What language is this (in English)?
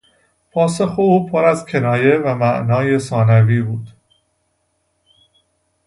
Persian